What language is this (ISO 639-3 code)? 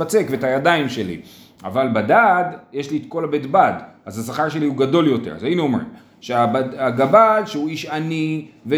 heb